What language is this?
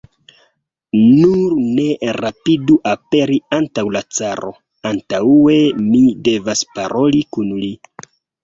Esperanto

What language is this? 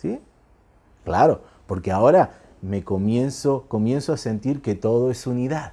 Spanish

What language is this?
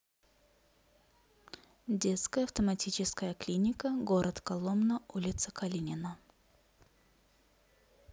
Russian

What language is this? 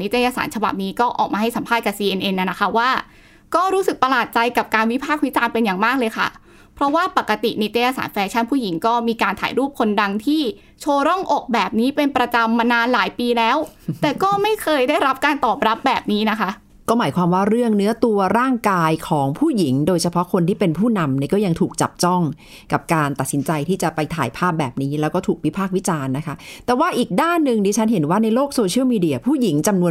Thai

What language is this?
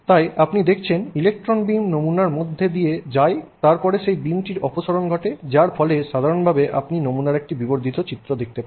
Bangla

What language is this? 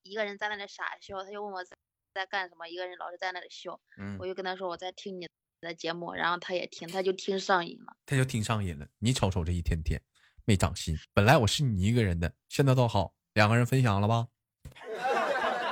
Chinese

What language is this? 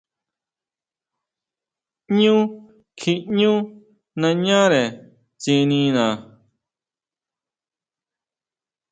Huautla Mazatec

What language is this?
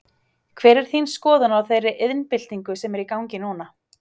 Icelandic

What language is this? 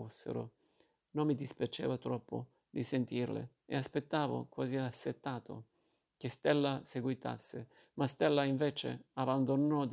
Italian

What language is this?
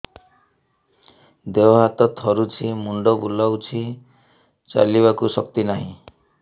Odia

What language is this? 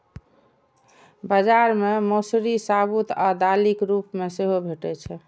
Maithili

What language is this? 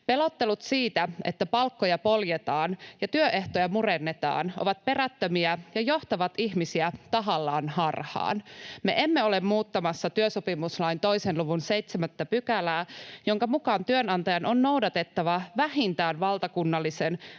Finnish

